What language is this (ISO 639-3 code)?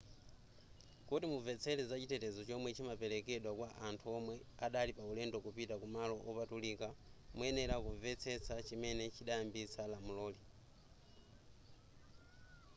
nya